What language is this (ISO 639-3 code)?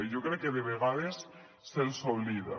cat